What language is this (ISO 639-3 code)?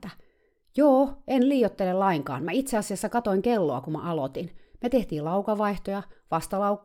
fin